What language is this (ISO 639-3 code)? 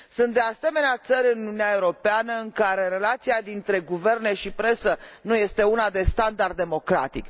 ron